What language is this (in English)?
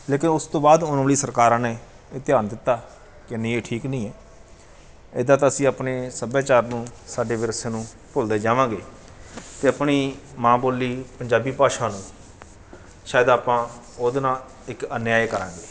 Punjabi